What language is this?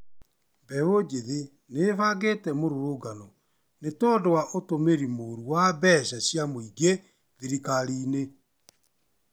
Kikuyu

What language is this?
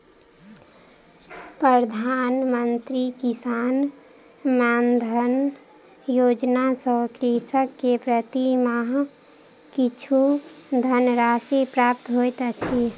Maithili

